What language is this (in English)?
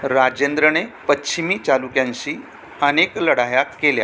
Marathi